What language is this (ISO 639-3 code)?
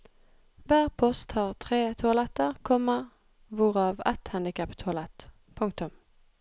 nor